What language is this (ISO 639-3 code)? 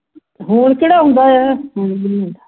pan